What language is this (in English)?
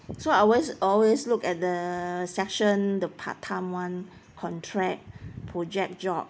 English